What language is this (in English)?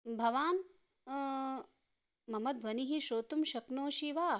Sanskrit